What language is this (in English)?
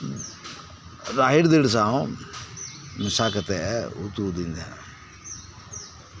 Santali